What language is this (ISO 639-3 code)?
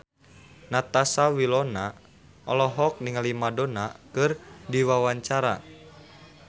sun